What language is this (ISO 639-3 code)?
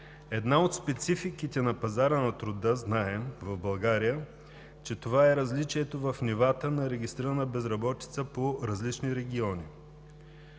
bul